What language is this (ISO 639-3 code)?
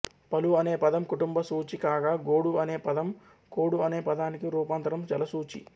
tel